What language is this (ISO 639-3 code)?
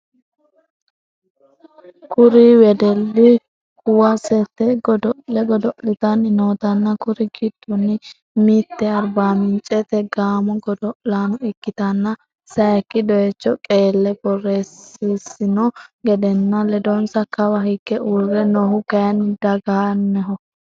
sid